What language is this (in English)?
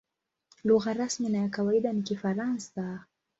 Swahili